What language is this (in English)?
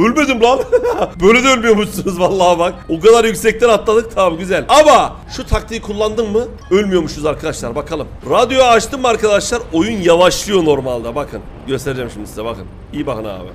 Turkish